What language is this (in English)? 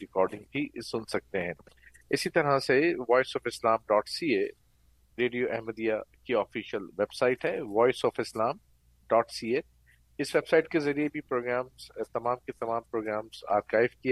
Urdu